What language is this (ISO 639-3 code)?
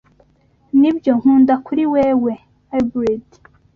kin